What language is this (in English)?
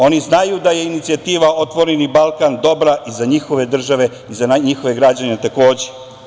Serbian